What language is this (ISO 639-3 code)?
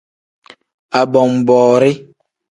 kdh